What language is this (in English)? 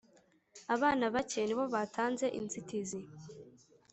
Kinyarwanda